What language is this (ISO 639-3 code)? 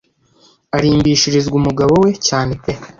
kin